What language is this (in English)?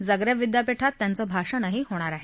Marathi